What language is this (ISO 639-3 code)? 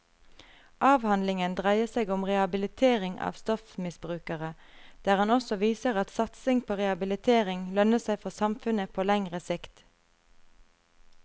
nor